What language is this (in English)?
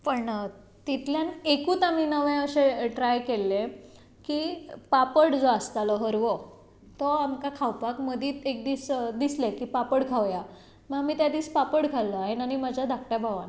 Konkani